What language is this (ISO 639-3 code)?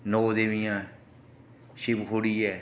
doi